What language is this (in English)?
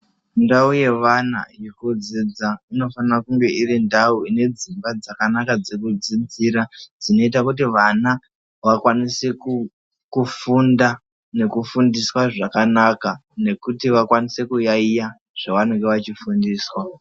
Ndau